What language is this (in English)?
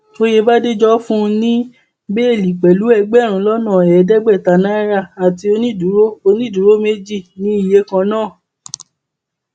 Yoruba